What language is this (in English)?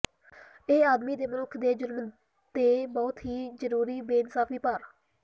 Punjabi